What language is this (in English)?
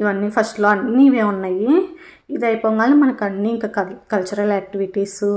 Telugu